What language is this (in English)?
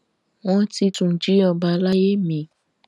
Yoruba